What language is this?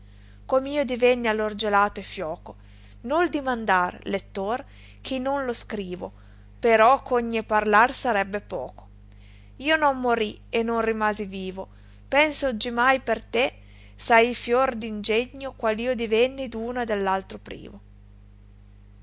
Italian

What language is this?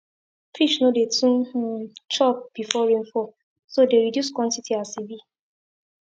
Nigerian Pidgin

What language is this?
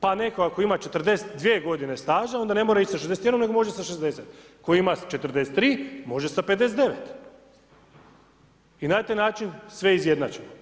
Croatian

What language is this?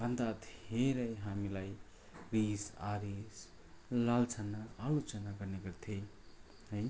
Nepali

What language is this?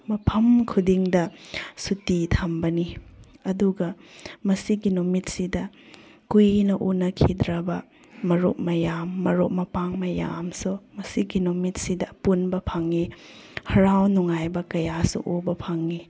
Manipuri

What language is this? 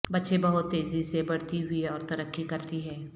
Urdu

